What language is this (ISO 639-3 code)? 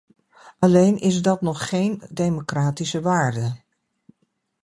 nld